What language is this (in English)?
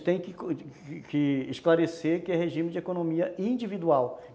Portuguese